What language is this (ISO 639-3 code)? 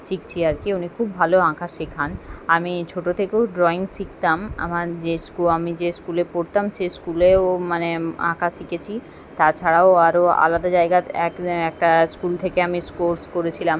ben